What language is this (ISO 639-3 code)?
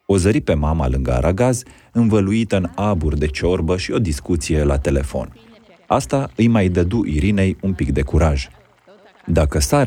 ron